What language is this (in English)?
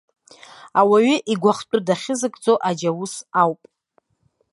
Abkhazian